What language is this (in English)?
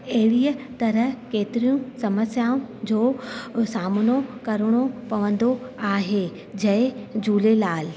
Sindhi